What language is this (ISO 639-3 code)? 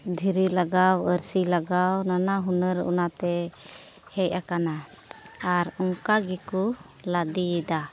sat